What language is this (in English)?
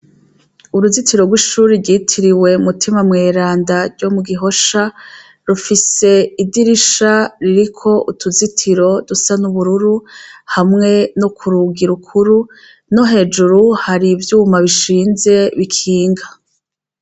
Rundi